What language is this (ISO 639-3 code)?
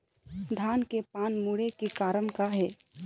hne